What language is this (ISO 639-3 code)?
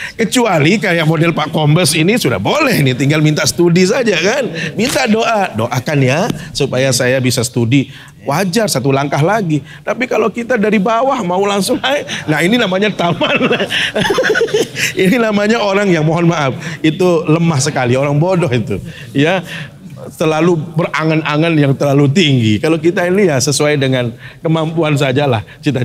ind